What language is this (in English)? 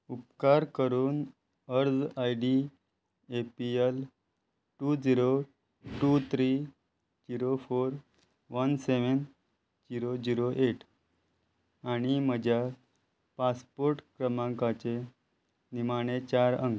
Konkani